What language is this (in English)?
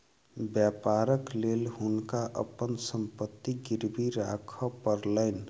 Maithili